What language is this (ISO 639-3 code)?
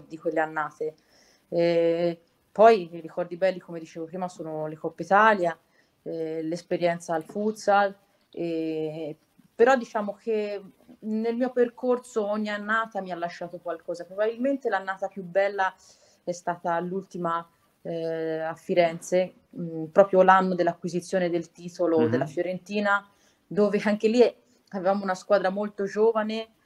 ita